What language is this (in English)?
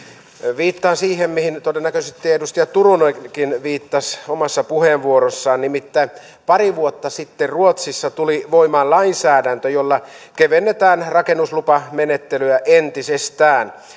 Finnish